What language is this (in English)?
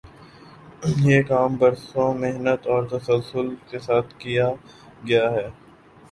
Urdu